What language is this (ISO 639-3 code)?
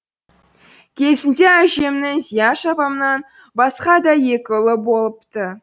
kaz